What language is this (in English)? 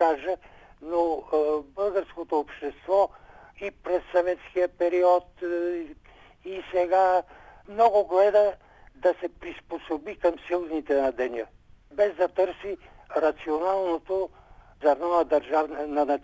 Bulgarian